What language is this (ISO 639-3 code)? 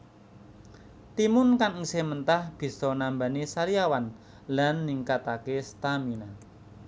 jav